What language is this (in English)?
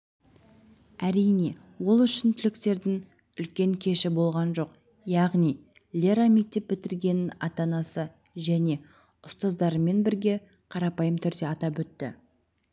Kazakh